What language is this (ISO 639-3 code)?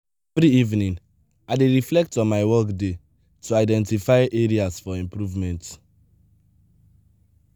pcm